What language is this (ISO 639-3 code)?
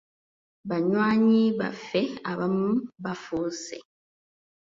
lug